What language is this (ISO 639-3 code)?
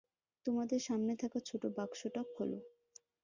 ben